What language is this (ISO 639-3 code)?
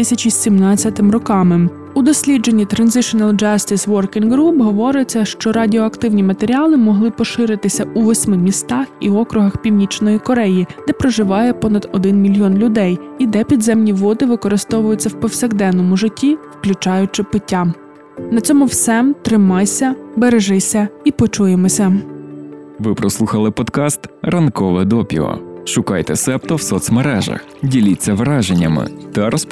ukr